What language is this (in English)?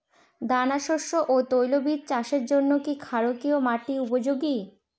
Bangla